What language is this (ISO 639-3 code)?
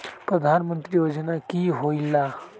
mag